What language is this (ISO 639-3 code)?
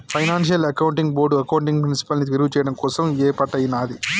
tel